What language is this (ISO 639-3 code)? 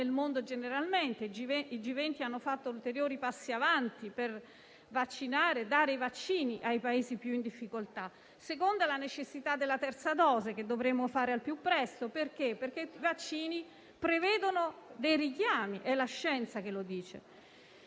ita